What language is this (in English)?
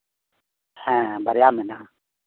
Santali